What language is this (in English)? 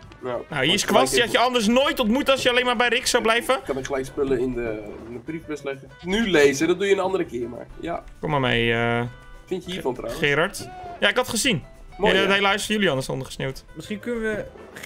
Dutch